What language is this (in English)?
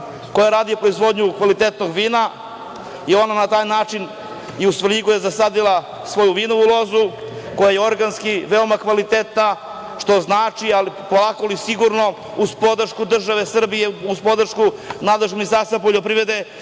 Serbian